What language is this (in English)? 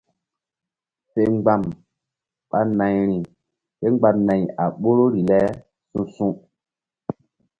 Mbum